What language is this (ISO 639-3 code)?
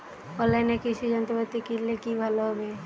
ben